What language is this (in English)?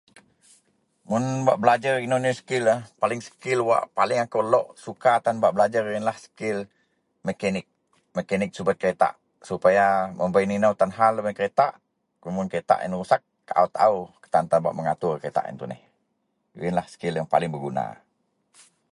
Central Melanau